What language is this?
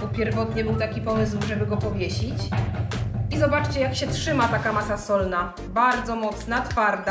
Polish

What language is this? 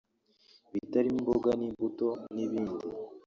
Kinyarwanda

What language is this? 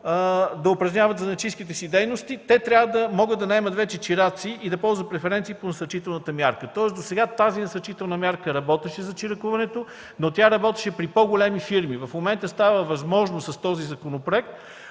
Bulgarian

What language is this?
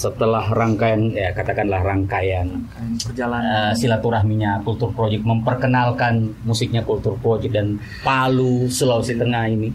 Indonesian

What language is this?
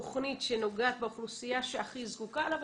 Hebrew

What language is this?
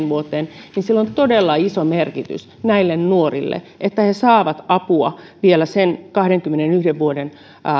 Finnish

